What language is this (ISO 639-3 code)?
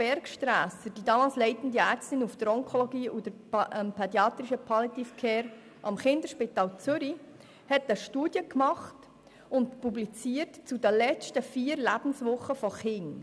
gsw